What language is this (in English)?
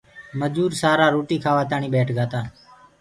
Gurgula